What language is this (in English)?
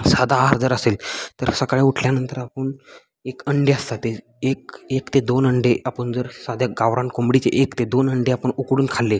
Marathi